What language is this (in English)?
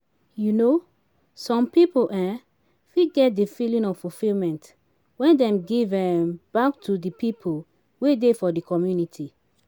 Nigerian Pidgin